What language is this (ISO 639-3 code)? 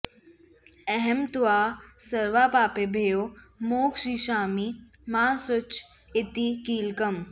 san